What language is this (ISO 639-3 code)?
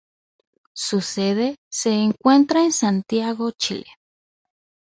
spa